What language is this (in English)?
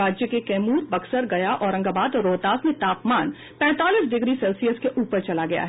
Hindi